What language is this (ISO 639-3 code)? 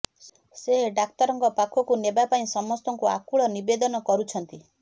ori